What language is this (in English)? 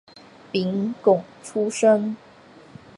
Chinese